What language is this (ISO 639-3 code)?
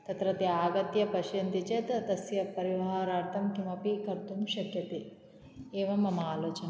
san